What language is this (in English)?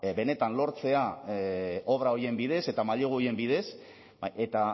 Basque